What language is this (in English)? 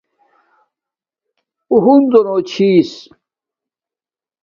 Domaaki